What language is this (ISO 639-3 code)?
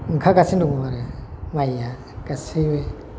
brx